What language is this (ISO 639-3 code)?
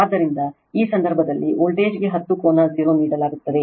kan